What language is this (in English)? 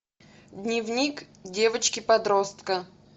Russian